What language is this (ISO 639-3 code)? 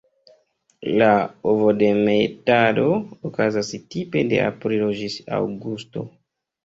epo